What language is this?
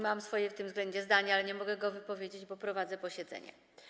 Polish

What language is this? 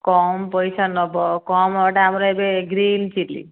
Odia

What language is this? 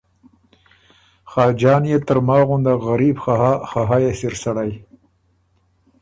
Ormuri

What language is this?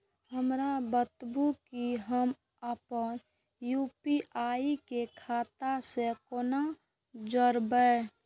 Maithili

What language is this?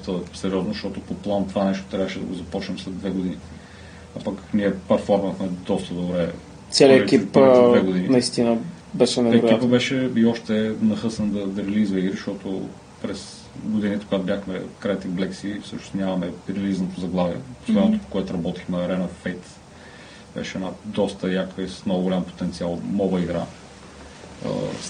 Bulgarian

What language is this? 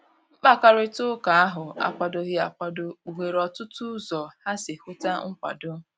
Igbo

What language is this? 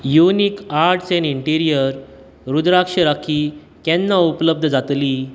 Konkani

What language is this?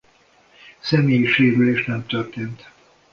Hungarian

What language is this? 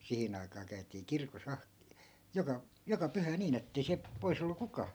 Finnish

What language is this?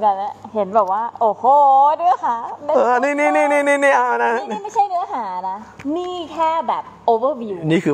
Thai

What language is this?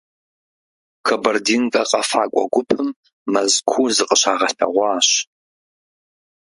Kabardian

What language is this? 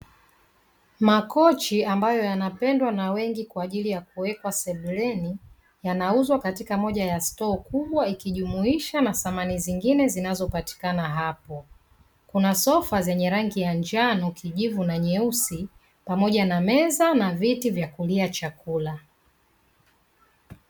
Swahili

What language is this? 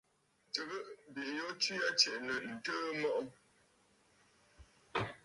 Bafut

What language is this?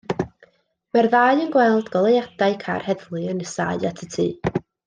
Welsh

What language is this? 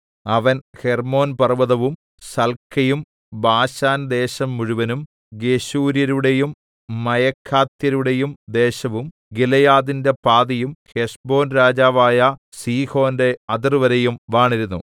Malayalam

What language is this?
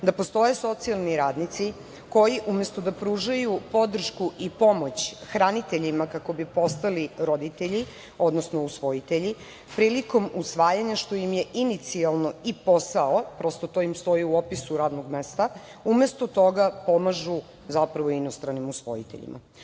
Serbian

